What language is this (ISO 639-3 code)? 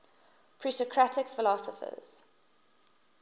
eng